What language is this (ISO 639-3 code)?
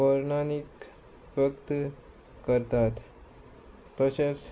kok